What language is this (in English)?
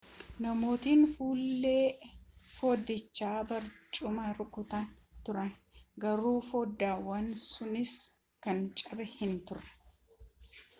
Oromo